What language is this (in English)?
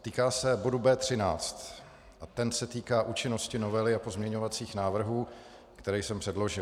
Czech